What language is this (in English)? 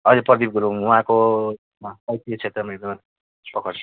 Nepali